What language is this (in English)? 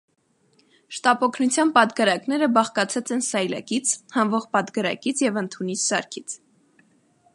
Armenian